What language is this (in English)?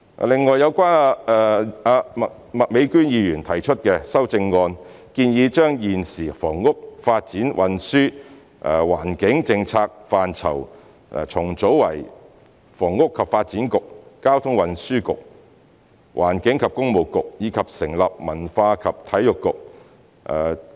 Cantonese